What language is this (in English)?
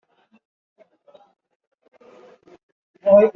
Chinese